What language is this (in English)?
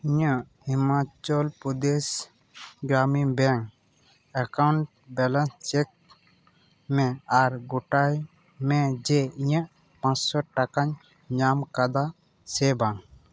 Santali